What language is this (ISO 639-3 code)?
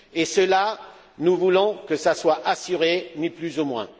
fra